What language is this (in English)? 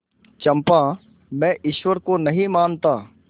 Hindi